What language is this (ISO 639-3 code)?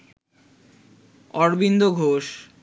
ben